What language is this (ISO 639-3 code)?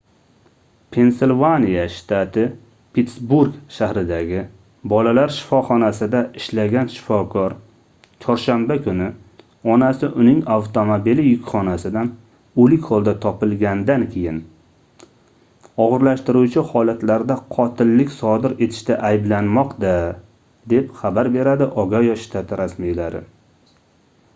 uzb